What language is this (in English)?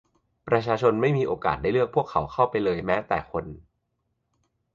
Thai